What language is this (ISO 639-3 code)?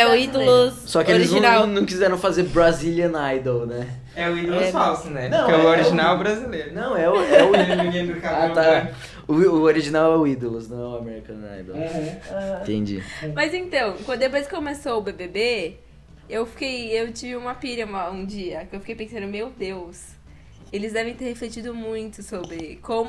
por